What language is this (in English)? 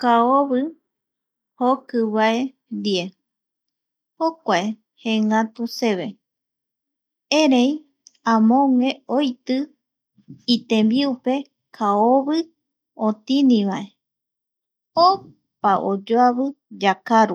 Eastern Bolivian Guaraní